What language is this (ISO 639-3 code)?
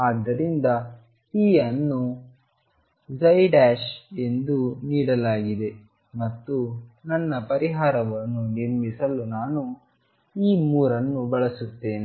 kan